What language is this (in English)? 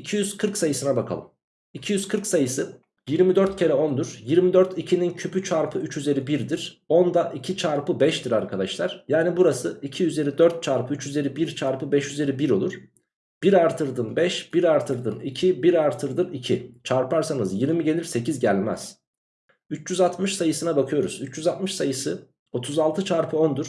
Turkish